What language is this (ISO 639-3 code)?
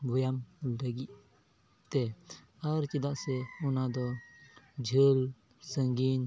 sat